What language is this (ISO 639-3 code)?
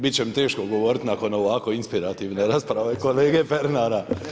hrv